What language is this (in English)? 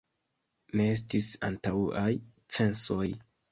Esperanto